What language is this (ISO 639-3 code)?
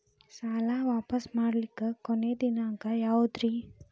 kan